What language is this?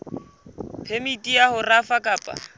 Southern Sotho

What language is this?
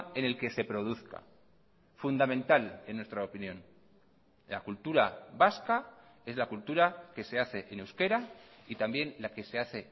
Spanish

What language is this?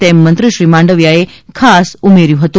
Gujarati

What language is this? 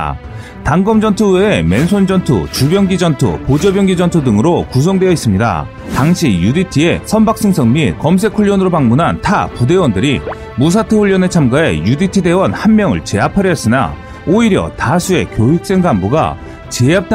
Korean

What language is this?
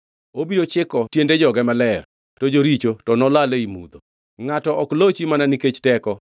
Luo (Kenya and Tanzania)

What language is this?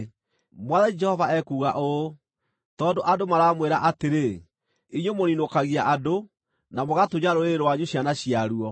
Kikuyu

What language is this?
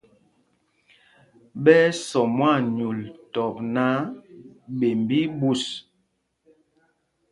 Mpumpong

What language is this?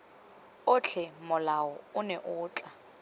Tswana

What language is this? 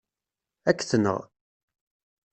Kabyle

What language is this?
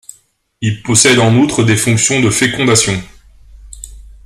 French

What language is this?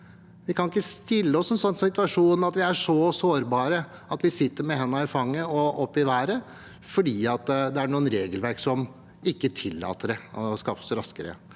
Norwegian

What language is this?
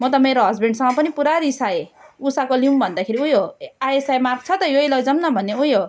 Nepali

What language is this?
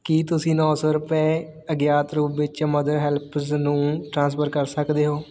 Punjabi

